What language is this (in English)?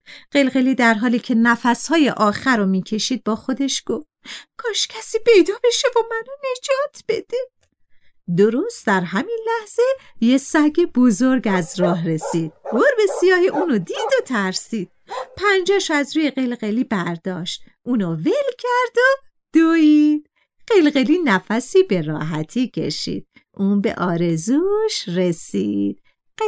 Persian